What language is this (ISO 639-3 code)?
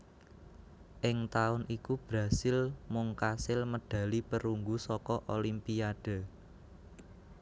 jav